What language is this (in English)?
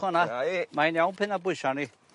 Welsh